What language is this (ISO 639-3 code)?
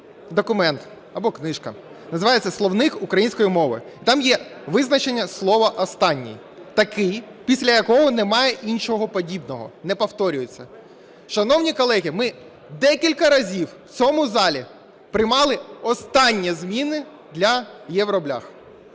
ukr